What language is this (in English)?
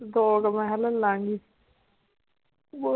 Punjabi